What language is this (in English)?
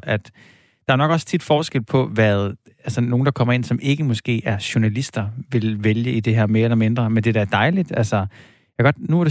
Danish